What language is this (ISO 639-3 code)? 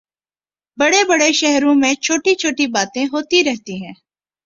urd